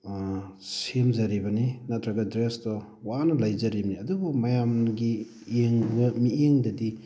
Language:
Manipuri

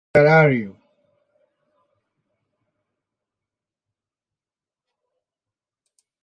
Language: Hakha Chin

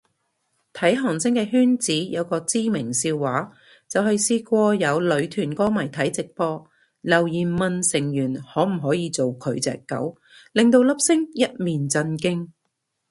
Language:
Cantonese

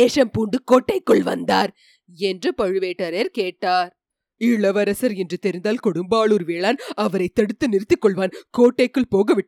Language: Tamil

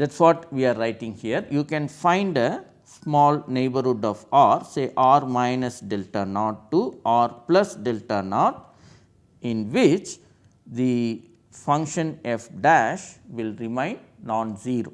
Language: English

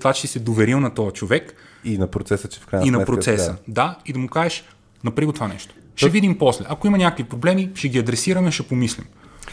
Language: Bulgarian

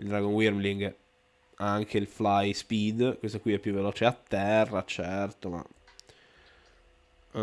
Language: Italian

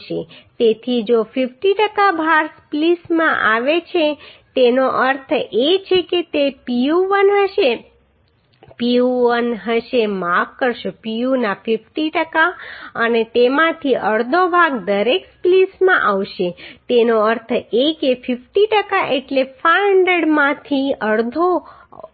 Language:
Gujarati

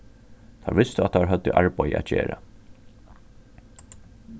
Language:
Faroese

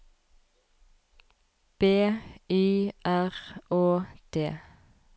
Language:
Norwegian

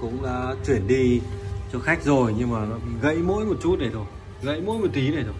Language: Vietnamese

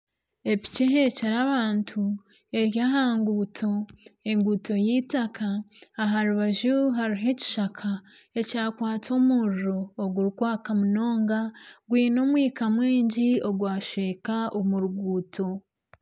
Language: Nyankole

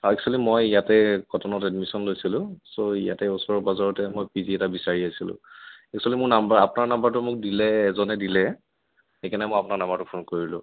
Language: Assamese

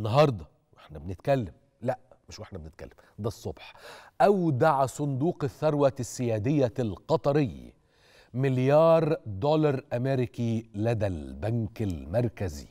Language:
Arabic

